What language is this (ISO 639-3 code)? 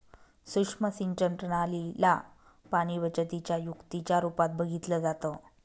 mar